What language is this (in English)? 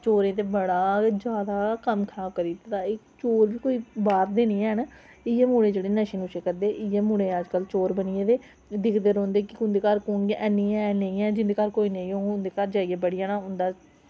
Dogri